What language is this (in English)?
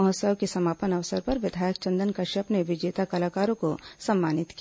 Hindi